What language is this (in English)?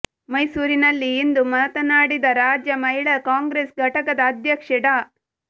Kannada